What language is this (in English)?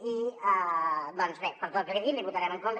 Catalan